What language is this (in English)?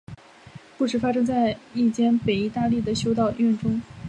Chinese